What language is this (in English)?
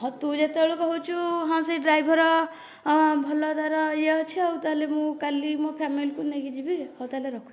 Odia